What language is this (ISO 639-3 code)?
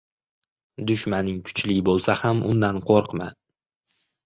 uzb